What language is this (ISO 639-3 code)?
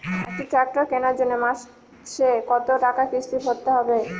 ben